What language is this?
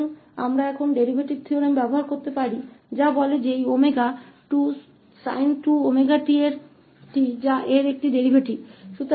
Hindi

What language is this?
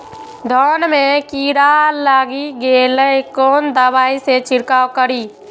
Maithili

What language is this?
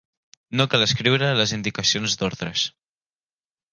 Catalan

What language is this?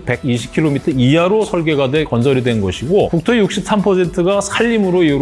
Korean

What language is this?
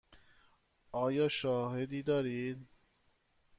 Persian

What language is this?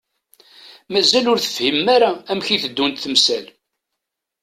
Kabyle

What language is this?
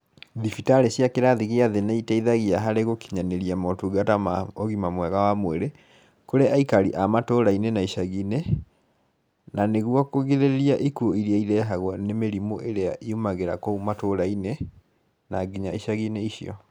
Kikuyu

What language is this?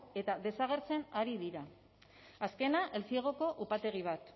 Basque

